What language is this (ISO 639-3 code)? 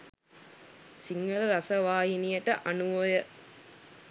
sin